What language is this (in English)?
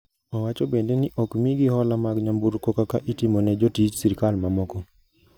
Luo (Kenya and Tanzania)